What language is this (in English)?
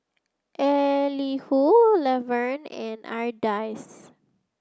English